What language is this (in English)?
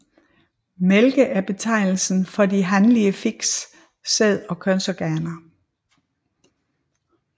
Danish